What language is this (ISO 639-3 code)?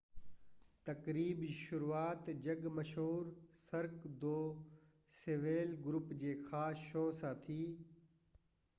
snd